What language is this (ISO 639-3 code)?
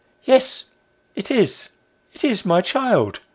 eng